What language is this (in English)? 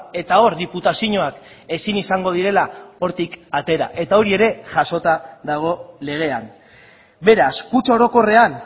Basque